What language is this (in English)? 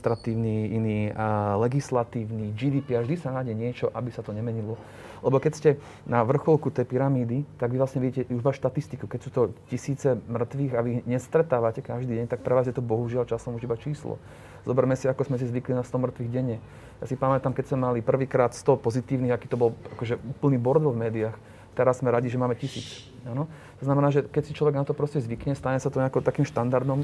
Slovak